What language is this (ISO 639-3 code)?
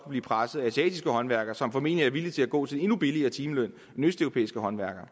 dan